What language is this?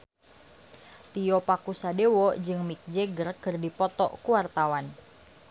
Sundanese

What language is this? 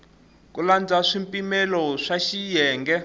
Tsonga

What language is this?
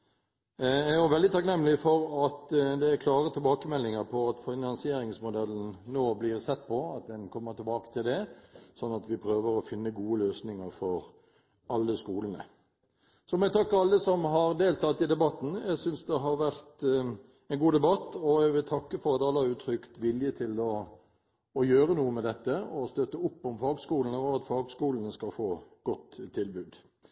Norwegian Bokmål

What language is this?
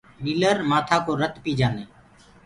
Gurgula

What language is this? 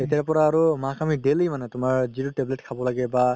Assamese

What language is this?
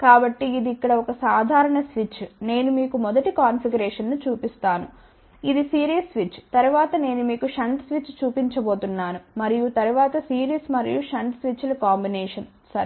Telugu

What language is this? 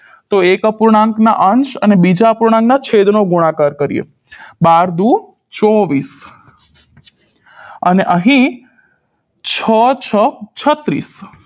Gujarati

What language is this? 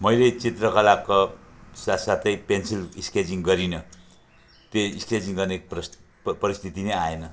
Nepali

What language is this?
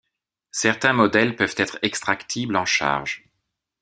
French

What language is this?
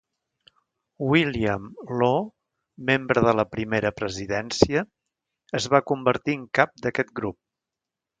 Catalan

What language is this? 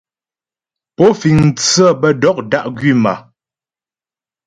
Ghomala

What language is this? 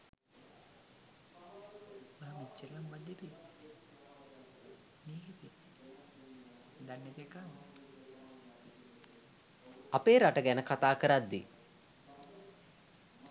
Sinhala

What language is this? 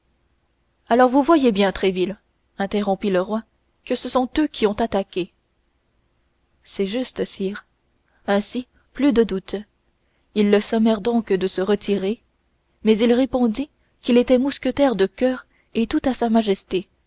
French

